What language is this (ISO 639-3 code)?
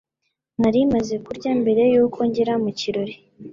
kin